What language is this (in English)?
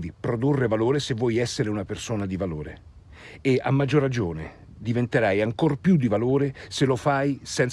Italian